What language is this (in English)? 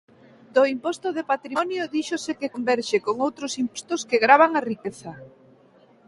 Galician